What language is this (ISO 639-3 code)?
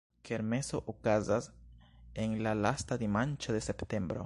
epo